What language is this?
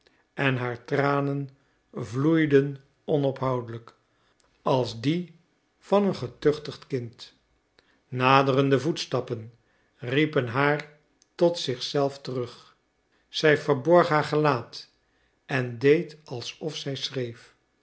Dutch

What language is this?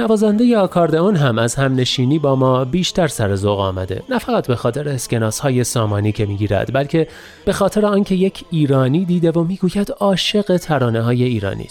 Persian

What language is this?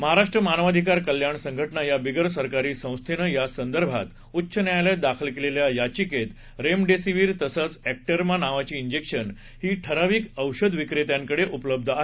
Marathi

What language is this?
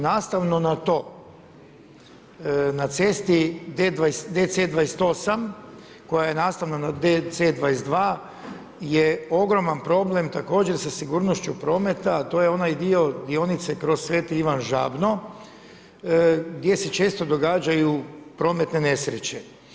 Croatian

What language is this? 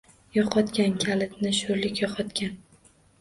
Uzbek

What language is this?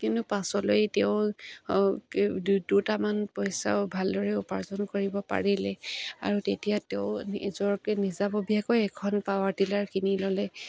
Assamese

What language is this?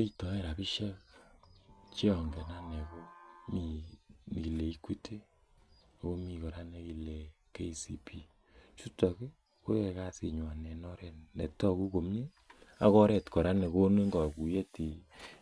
Kalenjin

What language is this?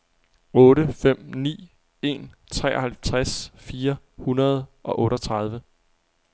Danish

